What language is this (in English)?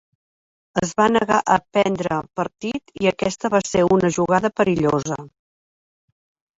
Catalan